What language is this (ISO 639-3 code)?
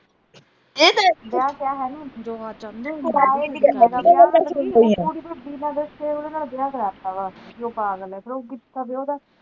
pan